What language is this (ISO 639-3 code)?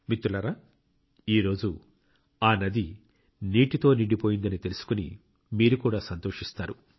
tel